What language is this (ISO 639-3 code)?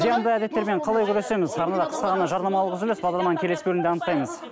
kaz